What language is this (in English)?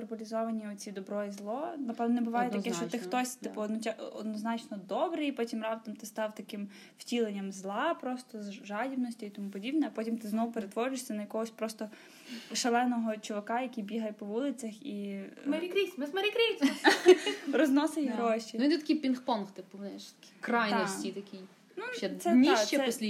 Ukrainian